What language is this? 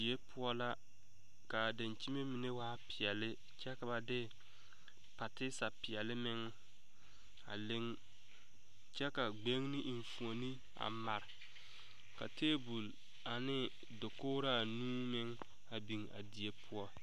Southern Dagaare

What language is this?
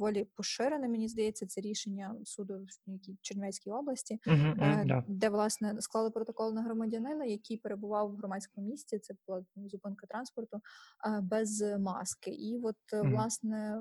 Ukrainian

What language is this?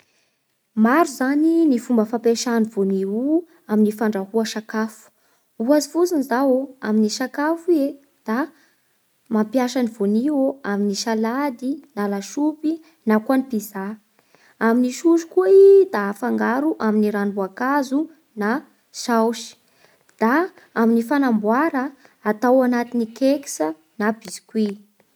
Bara Malagasy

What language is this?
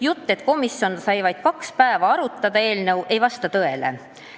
Estonian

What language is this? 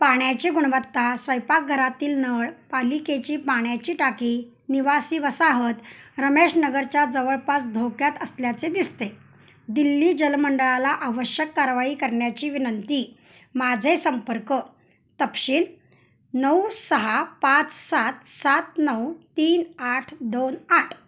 Marathi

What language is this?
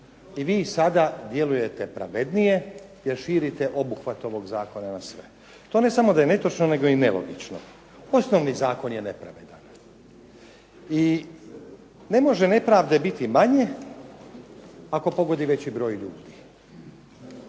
Croatian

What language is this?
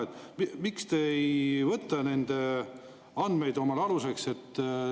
Estonian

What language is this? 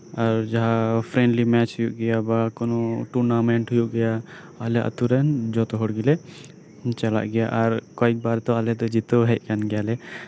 Santali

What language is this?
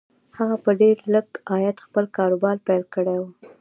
Pashto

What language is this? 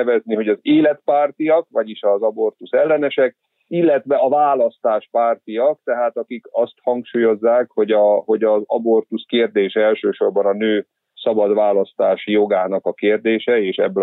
Hungarian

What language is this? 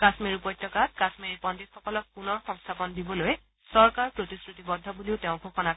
Assamese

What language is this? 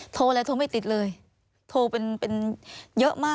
Thai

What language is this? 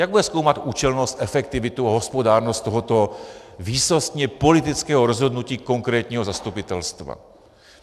Czech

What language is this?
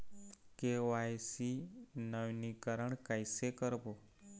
Chhattisgarhi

